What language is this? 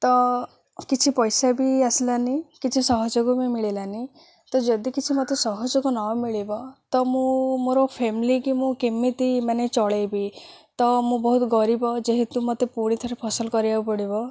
Odia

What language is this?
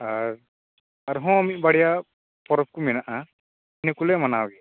Santali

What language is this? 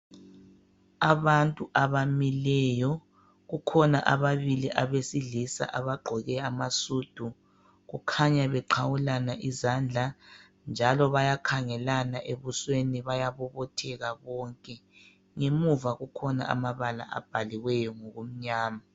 North Ndebele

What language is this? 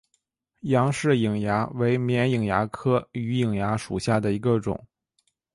Chinese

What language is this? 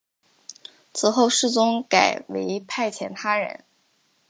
Chinese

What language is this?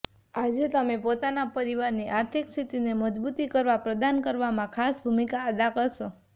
Gujarati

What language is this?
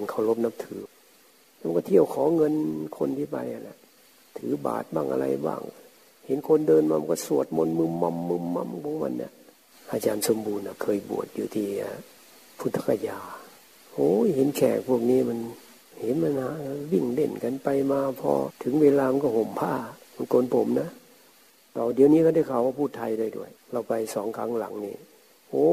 Thai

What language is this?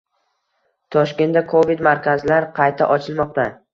Uzbek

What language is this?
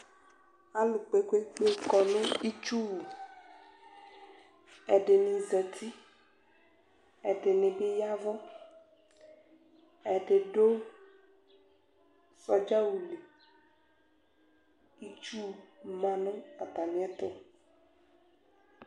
Ikposo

